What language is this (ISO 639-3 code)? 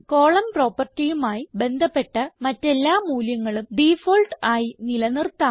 mal